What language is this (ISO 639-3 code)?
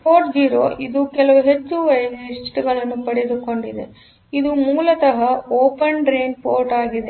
kan